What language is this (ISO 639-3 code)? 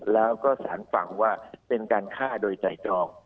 tha